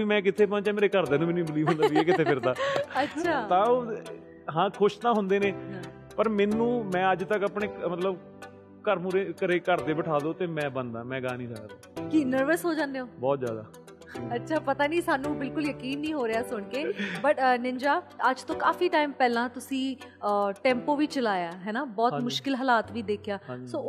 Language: Punjabi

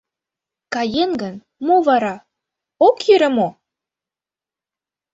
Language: Mari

